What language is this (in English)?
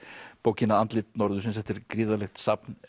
Icelandic